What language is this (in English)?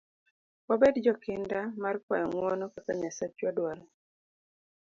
Luo (Kenya and Tanzania)